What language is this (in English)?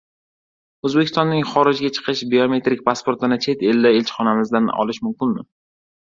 Uzbek